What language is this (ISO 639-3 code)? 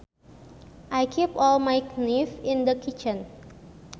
sun